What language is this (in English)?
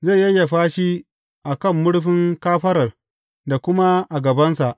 Hausa